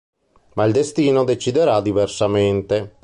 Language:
Italian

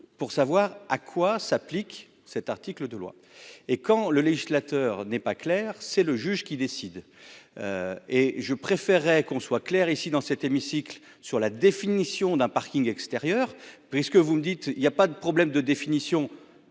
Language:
French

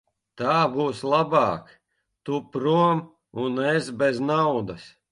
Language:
Latvian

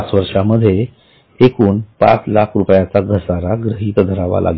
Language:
Marathi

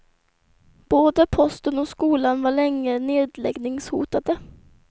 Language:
Swedish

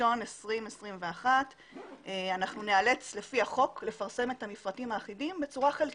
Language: Hebrew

